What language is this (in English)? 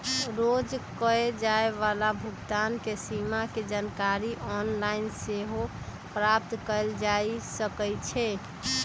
Magahi